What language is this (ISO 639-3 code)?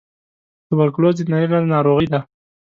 pus